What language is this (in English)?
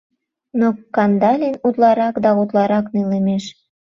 Mari